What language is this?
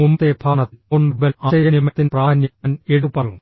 Malayalam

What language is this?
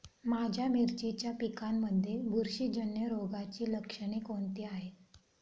Marathi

